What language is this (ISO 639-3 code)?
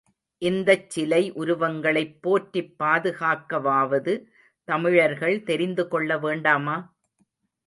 tam